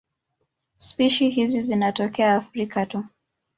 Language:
Swahili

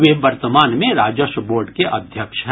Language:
Hindi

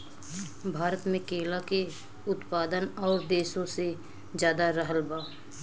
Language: Bhojpuri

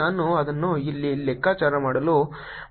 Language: Kannada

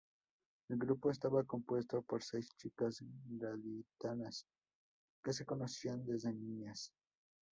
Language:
Spanish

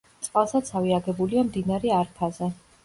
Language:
Georgian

